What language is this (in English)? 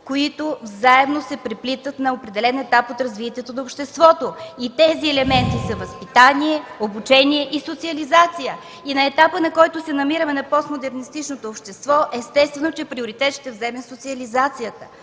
Bulgarian